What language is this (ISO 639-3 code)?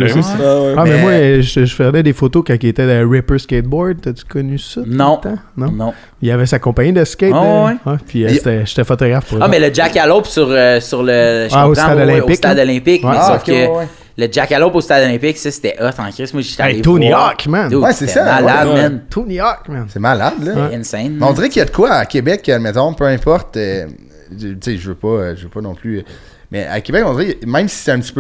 fra